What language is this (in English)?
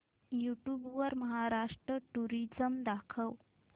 Marathi